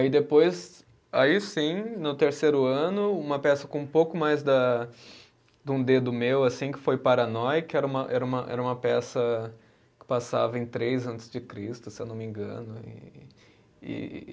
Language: Portuguese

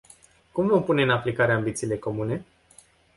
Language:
Romanian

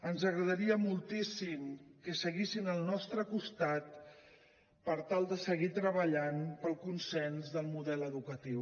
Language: Catalan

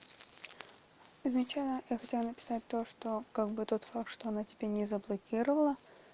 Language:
Russian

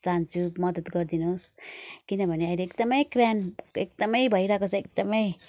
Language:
Nepali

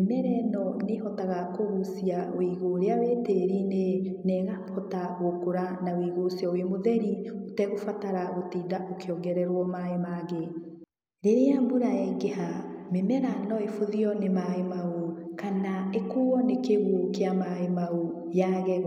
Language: Kikuyu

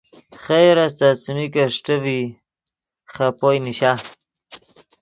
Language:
Yidgha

